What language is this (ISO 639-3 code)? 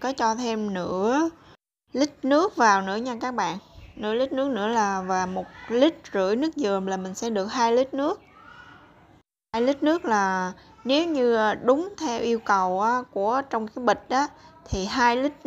vie